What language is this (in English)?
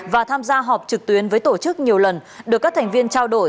Vietnamese